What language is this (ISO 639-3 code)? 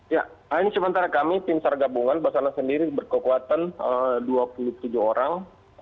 ind